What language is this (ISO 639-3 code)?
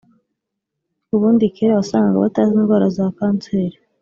kin